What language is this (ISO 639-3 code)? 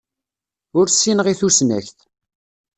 kab